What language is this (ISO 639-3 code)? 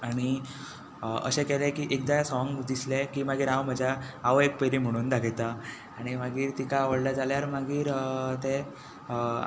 kok